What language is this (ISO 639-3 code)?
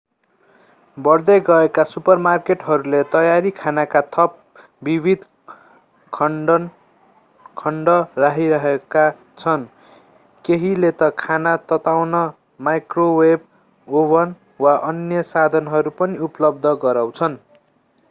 nep